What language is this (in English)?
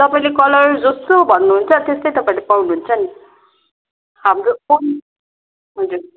Nepali